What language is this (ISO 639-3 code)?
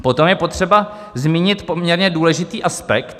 ces